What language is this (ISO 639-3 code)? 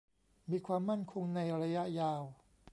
tha